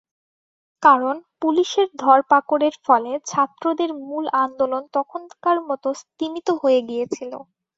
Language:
Bangla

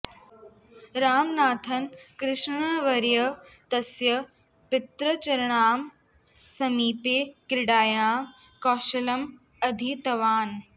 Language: Sanskrit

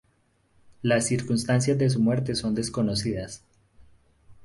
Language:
Spanish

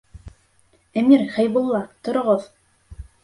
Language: Bashkir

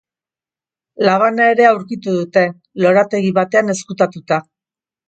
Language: Basque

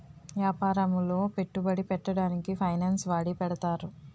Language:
Telugu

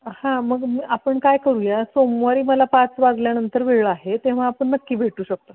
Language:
Marathi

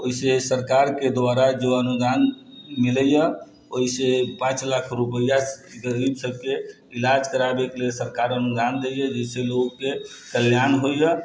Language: Maithili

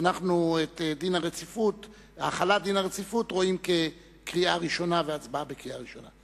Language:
Hebrew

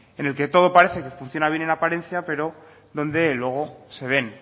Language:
Spanish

